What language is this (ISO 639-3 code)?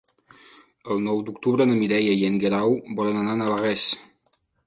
cat